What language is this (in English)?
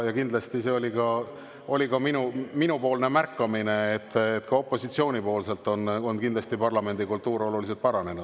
Estonian